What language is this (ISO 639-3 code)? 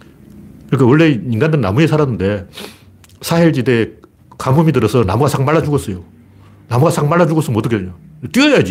kor